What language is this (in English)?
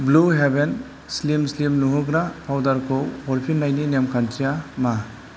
Bodo